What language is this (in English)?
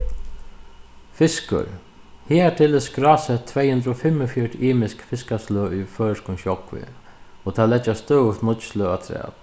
Faroese